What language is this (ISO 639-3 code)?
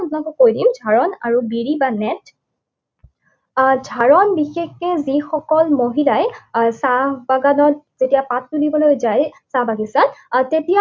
asm